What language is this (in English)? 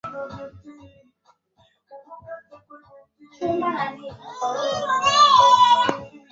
Swahili